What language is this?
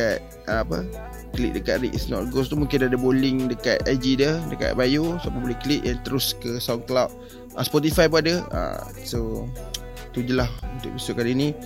Malay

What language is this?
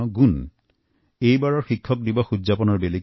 Assamese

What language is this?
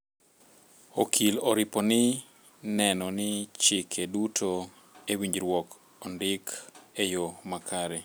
Luo (Kenya and Tanzania)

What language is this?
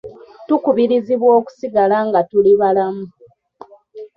Ganda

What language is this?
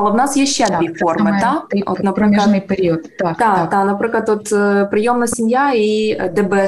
Ukrainian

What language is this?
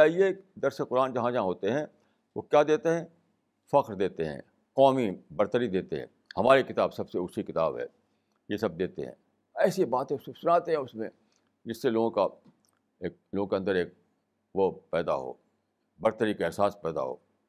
Urdu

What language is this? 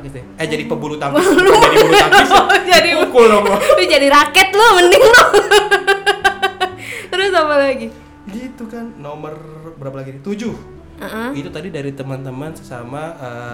Indonesian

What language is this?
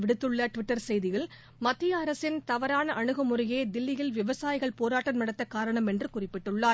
Tamil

